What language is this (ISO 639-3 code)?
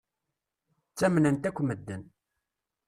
kab